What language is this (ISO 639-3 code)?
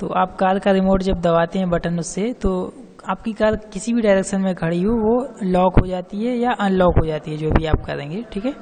hin